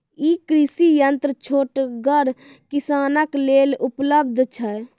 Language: Maithili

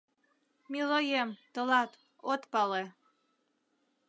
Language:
Mari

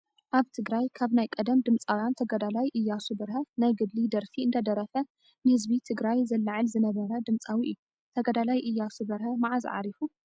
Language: Tigrinya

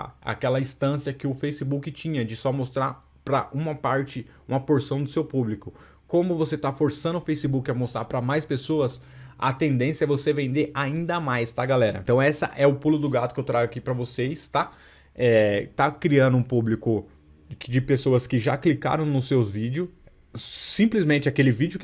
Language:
Portuguese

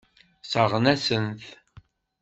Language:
Kabyle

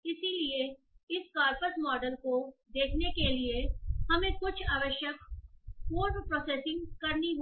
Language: Hindi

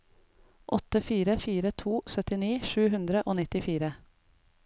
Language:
Norwegian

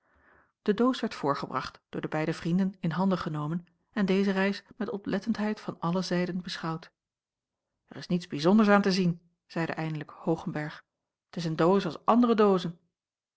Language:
Dutch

